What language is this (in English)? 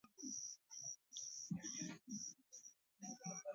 Luo (Kenya and Tanzania)